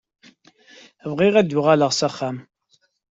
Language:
Kabyle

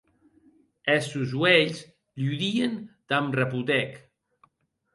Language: Occitan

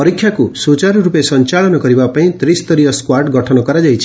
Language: Odia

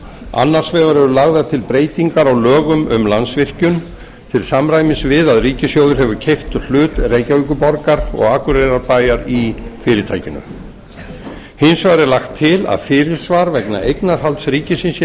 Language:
Icelandic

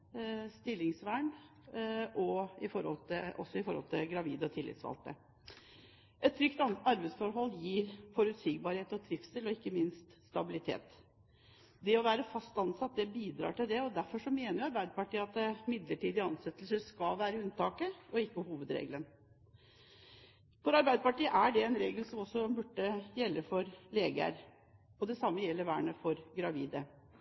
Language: Norwegian Bokmål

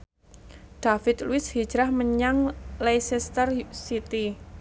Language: Javanese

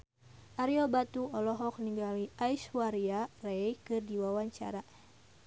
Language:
Sundanese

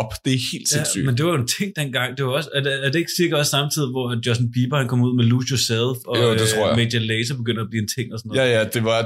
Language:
Danish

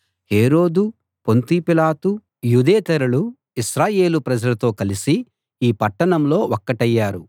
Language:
Telugu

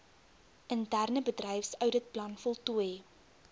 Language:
Afrikaans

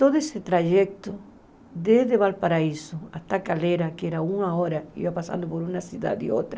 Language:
Portuguese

